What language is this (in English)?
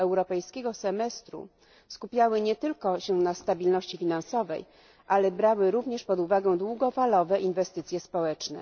Polish